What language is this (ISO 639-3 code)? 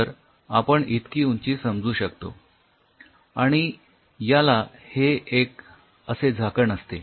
mar